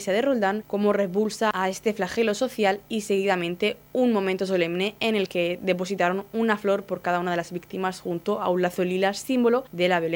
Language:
Spanish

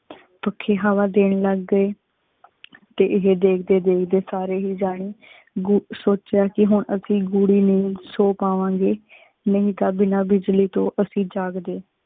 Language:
Punjabi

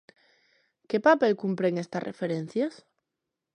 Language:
Galician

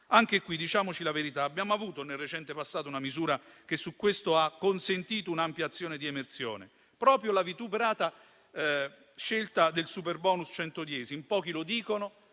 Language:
Italian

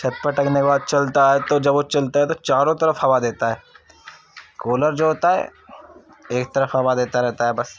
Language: Urdu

